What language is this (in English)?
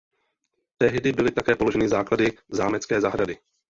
Czech